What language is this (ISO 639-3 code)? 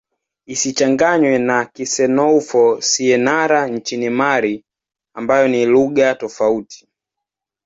swa